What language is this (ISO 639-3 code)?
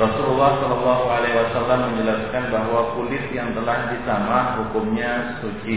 ind